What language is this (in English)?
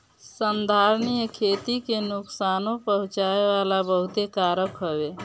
Bhojpuri